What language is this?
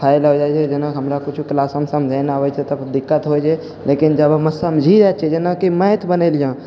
Maithili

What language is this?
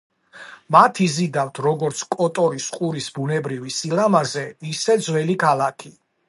Georgian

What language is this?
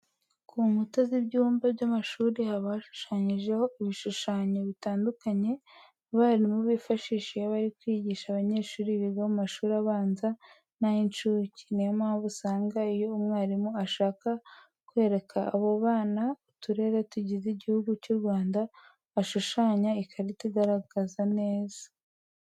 Kinyarwanda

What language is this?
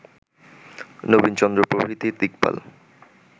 Bangla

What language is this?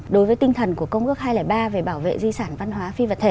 Vietnamese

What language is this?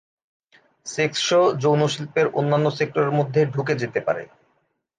Bangla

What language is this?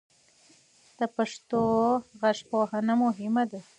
Pashto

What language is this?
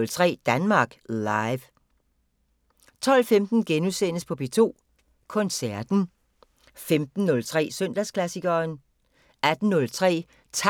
Danish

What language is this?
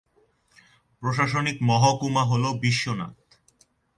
Bangla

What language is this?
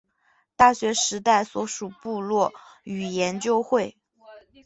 Chinese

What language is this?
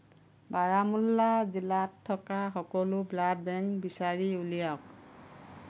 Assamese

